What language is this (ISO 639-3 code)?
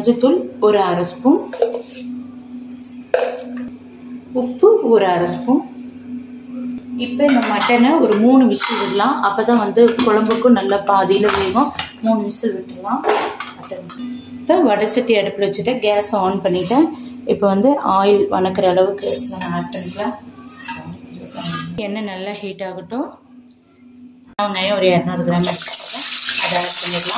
tam